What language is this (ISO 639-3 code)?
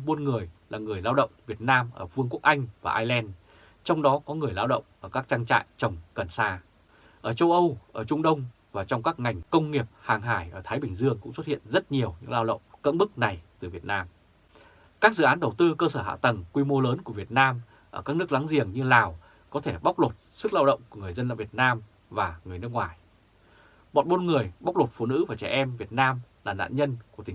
vie